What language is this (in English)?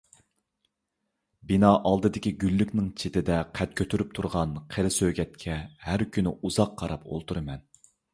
Uyghur